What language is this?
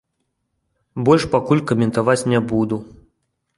Belarusian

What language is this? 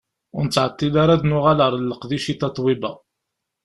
Kabyle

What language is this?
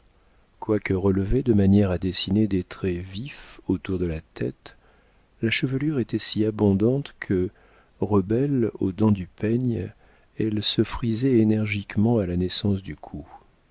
French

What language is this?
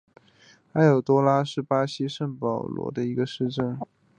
Chinese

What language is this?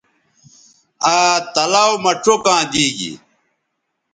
Bateri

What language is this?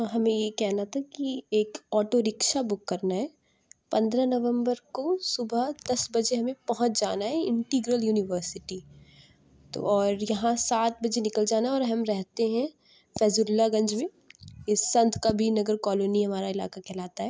Urdu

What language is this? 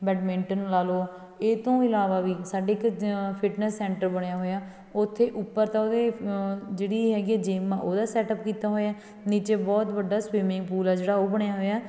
Punjabi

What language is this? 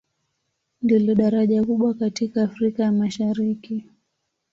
Swahili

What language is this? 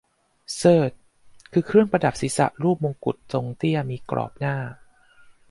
Thai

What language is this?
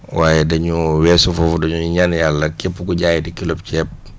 Wolof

